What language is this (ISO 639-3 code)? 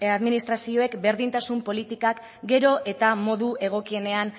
eus